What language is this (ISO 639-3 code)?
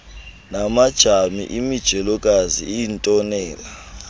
xho